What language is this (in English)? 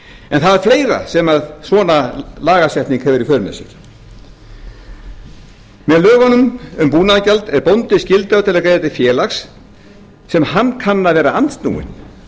Icelandic